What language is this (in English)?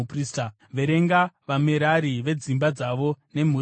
Shona